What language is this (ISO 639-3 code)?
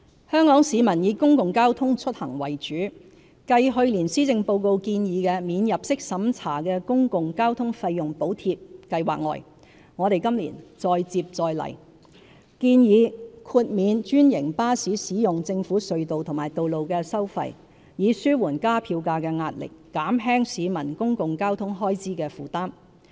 yue